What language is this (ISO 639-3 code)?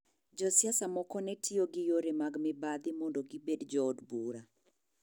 luo